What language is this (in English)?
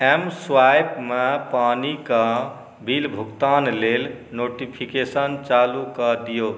Maithili